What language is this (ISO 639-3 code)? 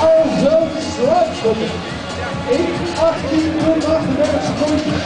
nld